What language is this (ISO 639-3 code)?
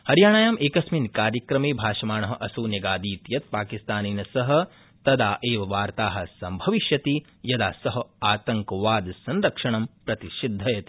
san